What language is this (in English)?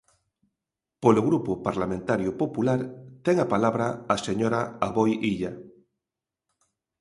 Galician